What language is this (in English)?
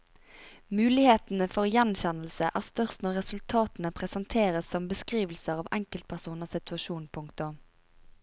Norwegian